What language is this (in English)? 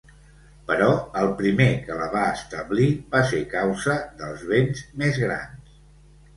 Catalan